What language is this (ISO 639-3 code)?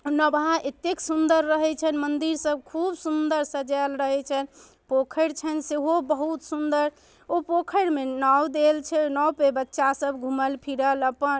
mai